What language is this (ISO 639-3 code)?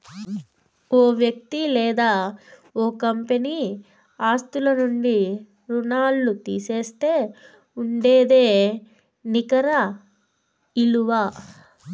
tel